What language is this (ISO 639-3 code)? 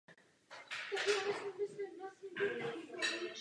ces